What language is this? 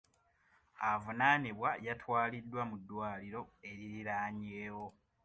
Ganda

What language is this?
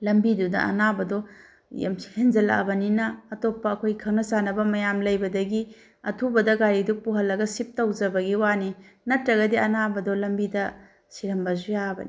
Manipuri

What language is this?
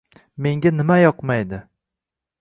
Uzbek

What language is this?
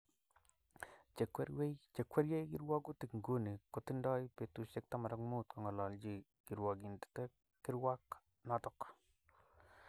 Kalenjin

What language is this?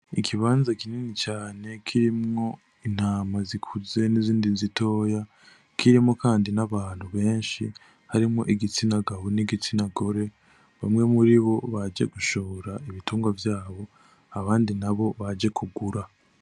Rundi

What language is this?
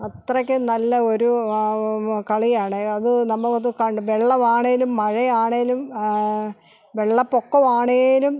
Malayalam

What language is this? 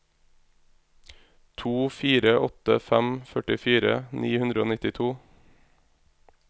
Norwegian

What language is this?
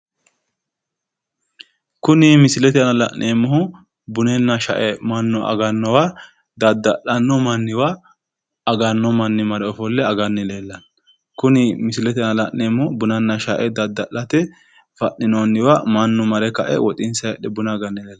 Sidamo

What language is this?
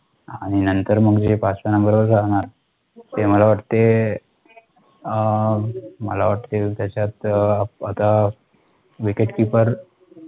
Marathi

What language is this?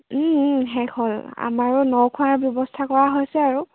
Assamese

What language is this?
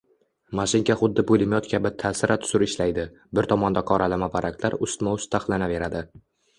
Uzbek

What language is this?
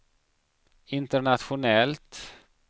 Swedish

